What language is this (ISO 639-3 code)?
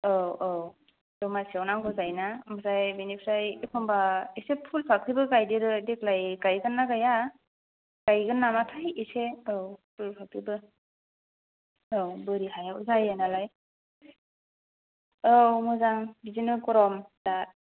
brx